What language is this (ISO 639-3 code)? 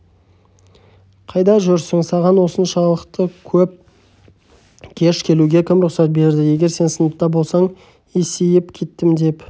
kaz